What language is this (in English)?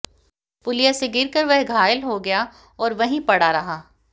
Hindi